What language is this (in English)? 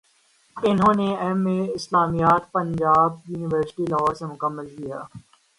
Urdu